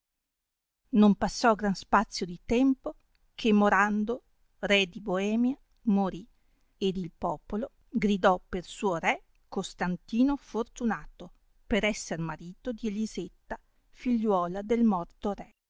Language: Italian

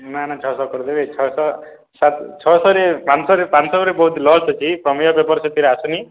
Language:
Odia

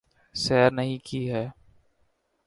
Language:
Urdu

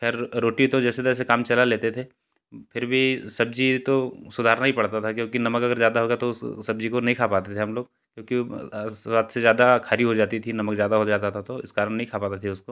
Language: Hindi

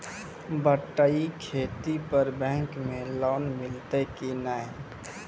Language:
Maithili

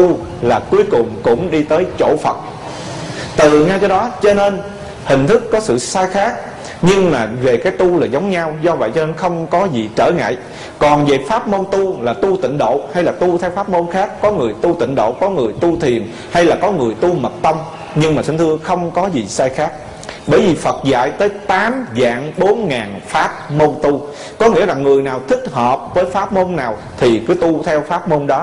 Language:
Vietnamese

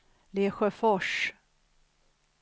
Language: Swedish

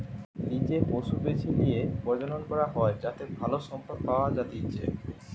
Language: Bangla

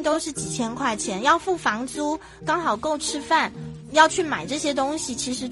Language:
Chinese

